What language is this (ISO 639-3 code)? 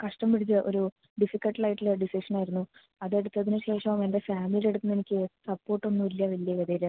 mal